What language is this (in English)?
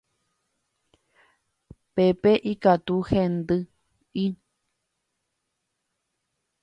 Guarani